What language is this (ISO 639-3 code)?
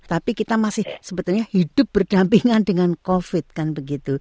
ind